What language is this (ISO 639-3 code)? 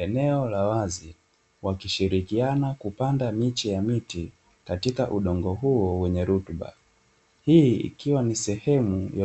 swa